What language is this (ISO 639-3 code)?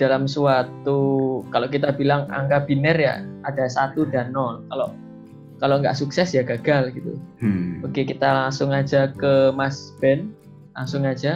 ind